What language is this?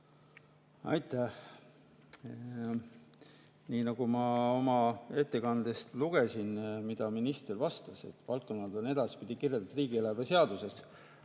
Estonian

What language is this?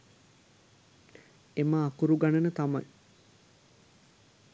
Sinhala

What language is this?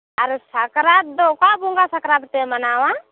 Santali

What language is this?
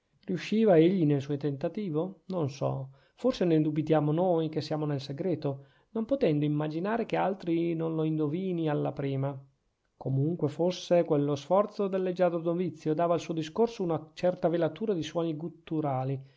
Italian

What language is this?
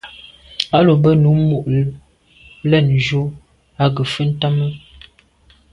Medumba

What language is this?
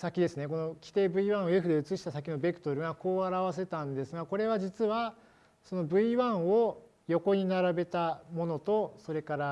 Japanese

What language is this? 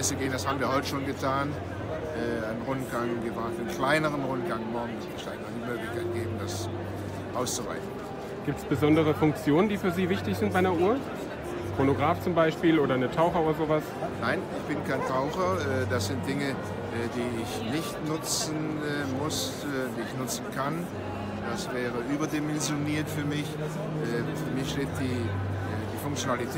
German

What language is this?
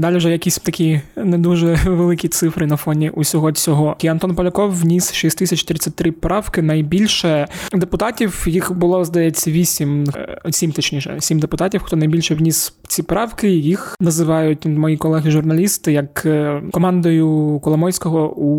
Ukrainian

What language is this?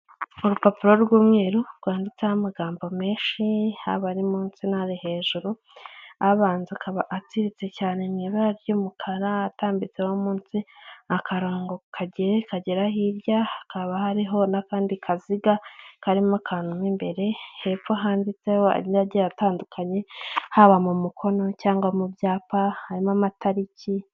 Kinyarwanda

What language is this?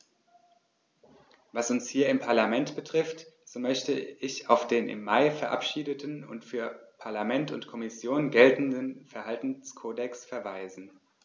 German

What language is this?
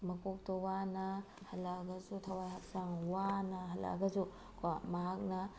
Manipuri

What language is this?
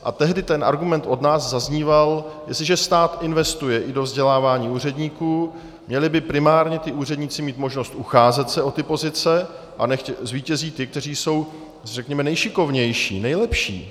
Czech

